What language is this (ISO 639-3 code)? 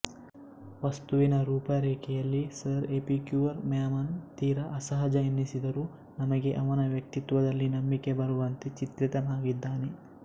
kan